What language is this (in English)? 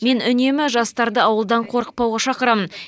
Kazakh